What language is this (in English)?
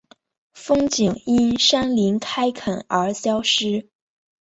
Chinese